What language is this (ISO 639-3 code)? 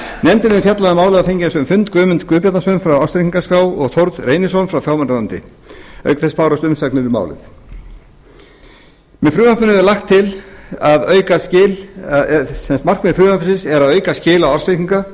isl